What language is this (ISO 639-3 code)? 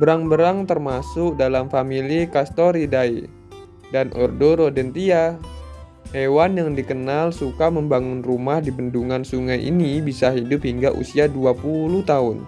ind